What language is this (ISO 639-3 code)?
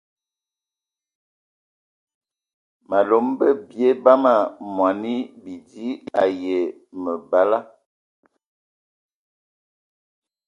ewo